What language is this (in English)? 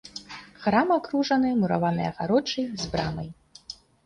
Belarusian